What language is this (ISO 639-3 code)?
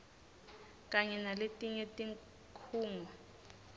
ssw